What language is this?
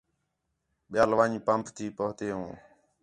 Khetrani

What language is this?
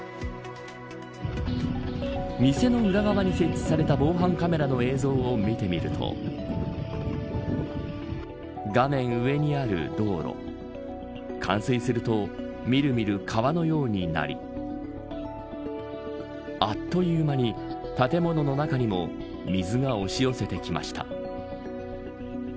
Japanese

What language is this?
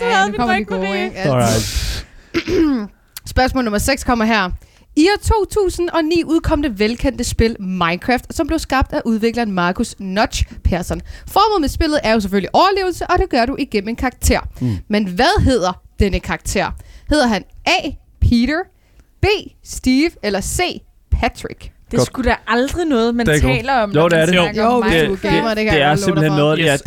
Danish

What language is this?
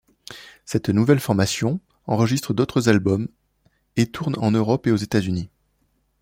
French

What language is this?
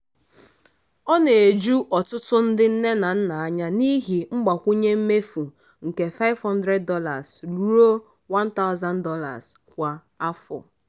Igbo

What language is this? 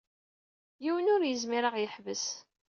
Kabyle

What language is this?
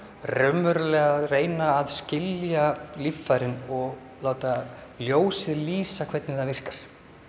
Icelandic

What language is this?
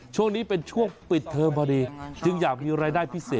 Thai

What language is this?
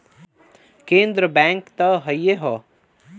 Bhojpuri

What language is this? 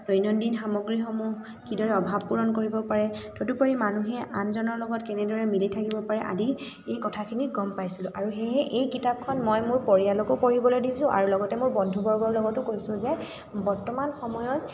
Assamese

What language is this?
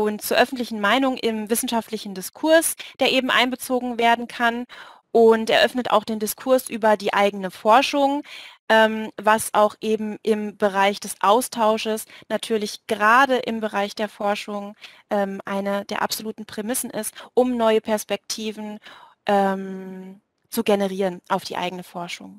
German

